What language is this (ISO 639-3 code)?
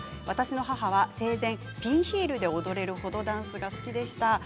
jpn